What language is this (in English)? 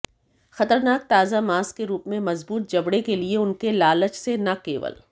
Hindi